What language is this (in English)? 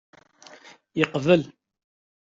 Kabyle